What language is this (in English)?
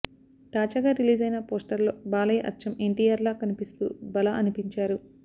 Telugu